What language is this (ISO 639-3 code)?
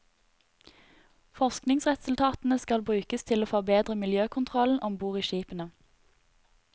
nor